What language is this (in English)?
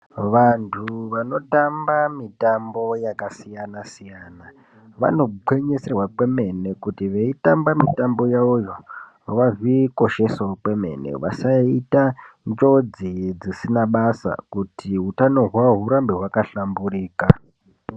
Ndau